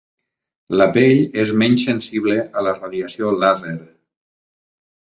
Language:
Catalan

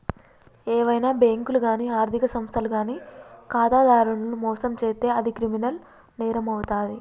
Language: Telugu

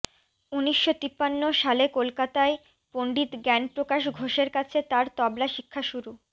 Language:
Bangla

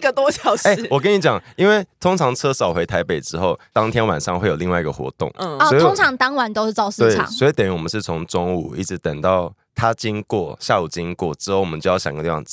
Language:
Chinese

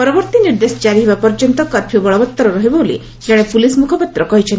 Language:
Odia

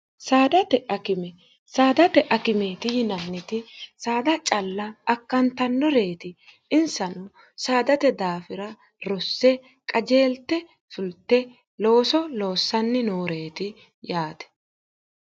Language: Sidamo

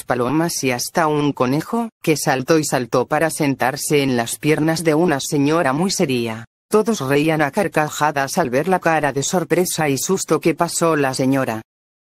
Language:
Spanish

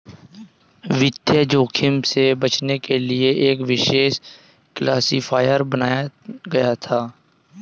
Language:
Hindi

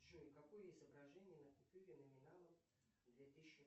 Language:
Russian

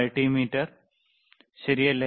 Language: Malayalam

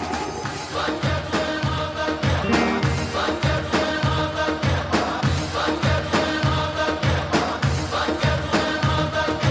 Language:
Arabic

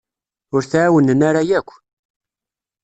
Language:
Kabyle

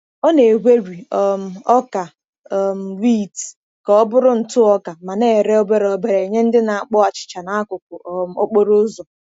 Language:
Igbo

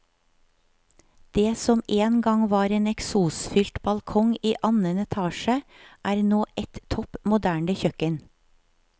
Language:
Norwegian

